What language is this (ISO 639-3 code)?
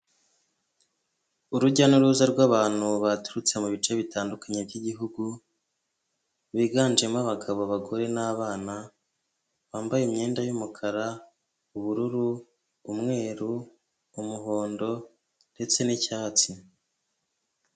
kin